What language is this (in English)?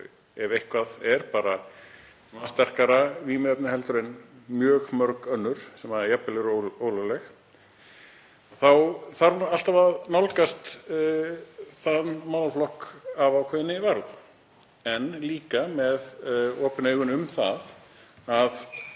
Icelandic